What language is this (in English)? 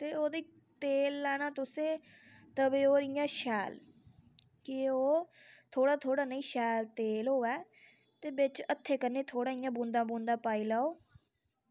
Dogri